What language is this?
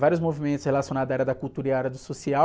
Portuguese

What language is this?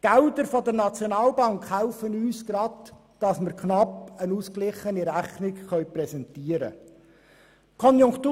Swiss German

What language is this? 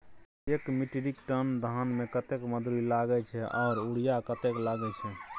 Maithili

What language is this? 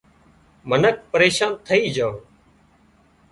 Wadiyara Koli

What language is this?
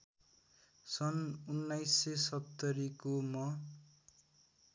Nepali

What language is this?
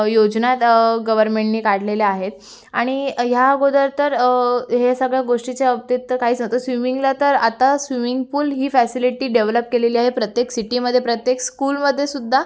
Marathi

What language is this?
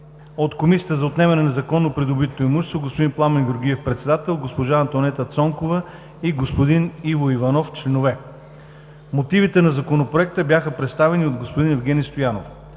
Bulgarian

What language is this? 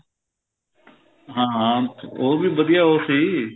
Punjabi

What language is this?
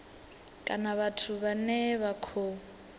Venda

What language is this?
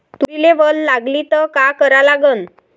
Marathi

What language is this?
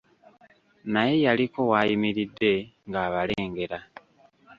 Ganda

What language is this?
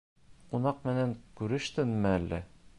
Bashkir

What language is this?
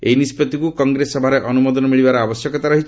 Odia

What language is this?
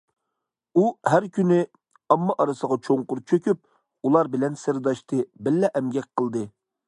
Uyghur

